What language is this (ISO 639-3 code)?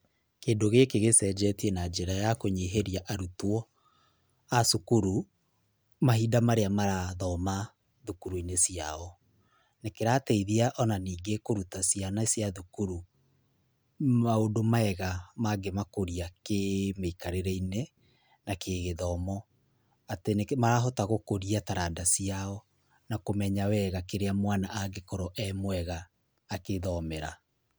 kik